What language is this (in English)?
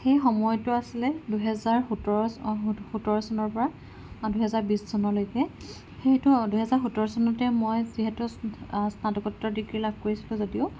Assamese